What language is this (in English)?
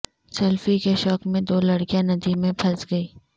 Urdu